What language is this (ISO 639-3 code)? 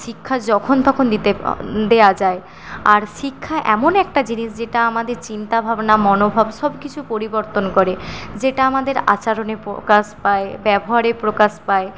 ben